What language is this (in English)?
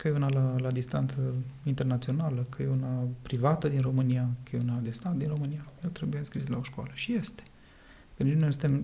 Romanian